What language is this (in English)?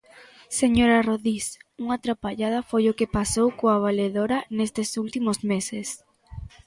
Galician